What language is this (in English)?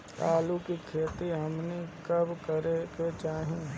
Bhojpuri